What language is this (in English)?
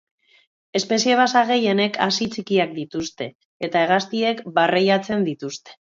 Basque